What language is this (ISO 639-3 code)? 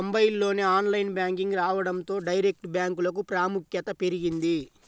tel